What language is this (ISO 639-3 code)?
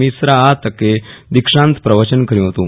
guj